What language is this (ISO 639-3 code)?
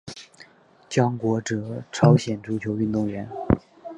zho